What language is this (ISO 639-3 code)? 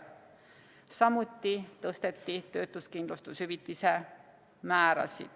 est